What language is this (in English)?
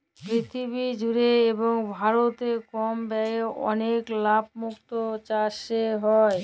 Bangla